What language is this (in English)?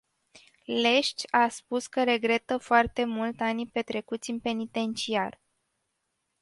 Romanian